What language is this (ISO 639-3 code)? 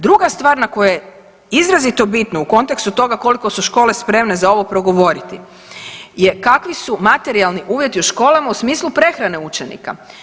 hrv